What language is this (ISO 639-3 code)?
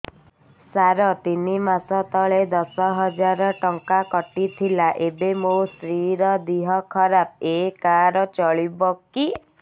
ori